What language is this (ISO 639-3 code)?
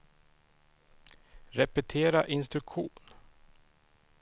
swe